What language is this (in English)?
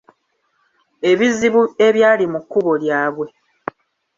Ganda